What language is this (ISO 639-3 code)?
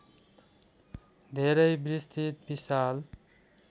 nep